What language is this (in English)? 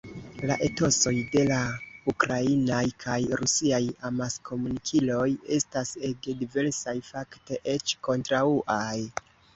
Esperanto